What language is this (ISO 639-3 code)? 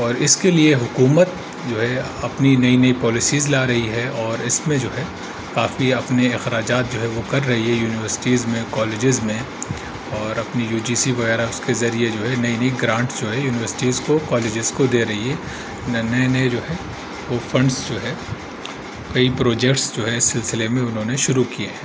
urd